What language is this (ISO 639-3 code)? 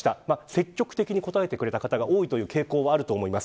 jpn